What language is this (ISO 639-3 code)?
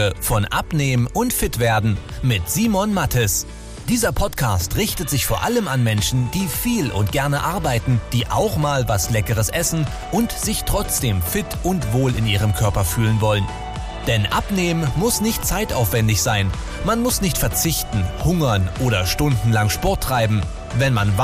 deu